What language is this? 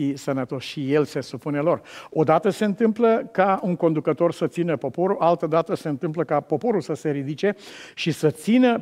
Romanian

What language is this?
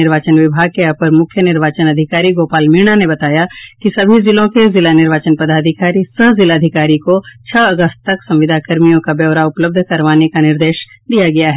Hindi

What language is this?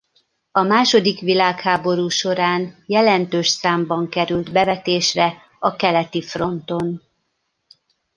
Hungarian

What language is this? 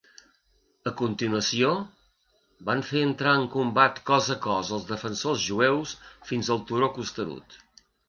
Catalan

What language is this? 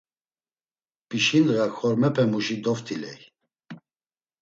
Laz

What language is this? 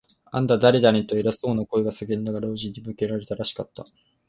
Japanese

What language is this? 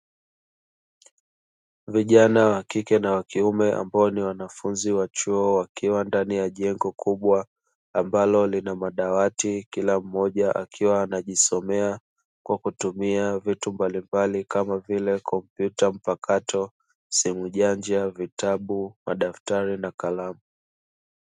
Swahili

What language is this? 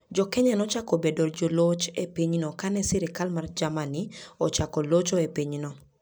Luo (Kenya and Tanzania)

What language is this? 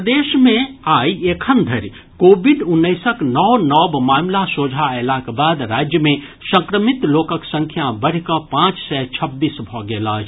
Maithili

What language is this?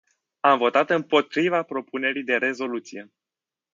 Romanian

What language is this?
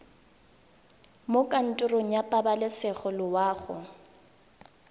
Tswana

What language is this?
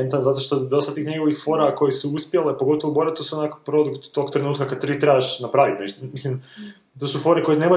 Croatian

